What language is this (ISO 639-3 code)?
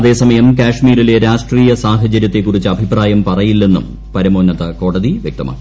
mal